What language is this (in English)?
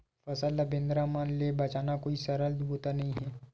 Chhattisgarhi